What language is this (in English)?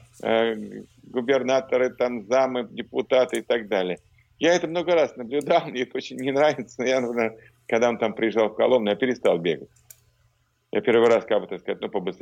Russian